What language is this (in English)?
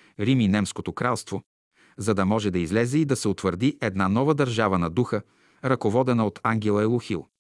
Bulgarian